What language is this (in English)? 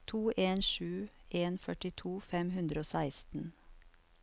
Norwegian